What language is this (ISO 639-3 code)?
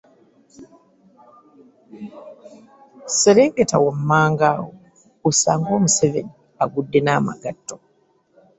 lug